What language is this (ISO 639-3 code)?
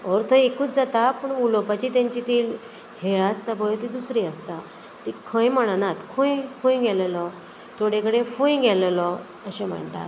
kok